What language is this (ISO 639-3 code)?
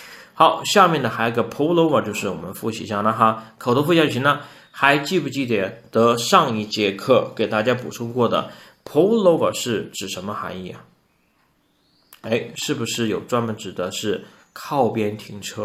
zho